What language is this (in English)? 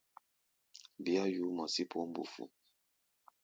Gbaya